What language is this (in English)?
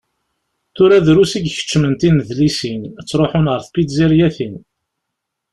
Kabyle